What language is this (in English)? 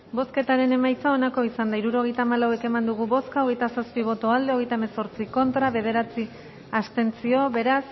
Basque